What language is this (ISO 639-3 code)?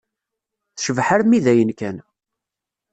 kab